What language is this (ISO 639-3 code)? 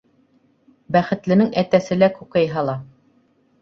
bak